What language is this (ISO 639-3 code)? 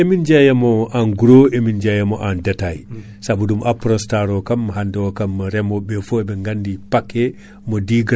ful